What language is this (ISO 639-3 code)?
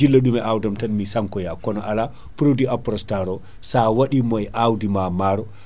ful